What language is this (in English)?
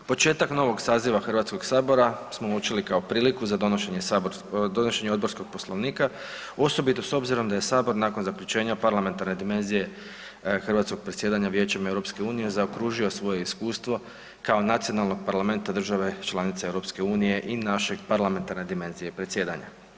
Croatian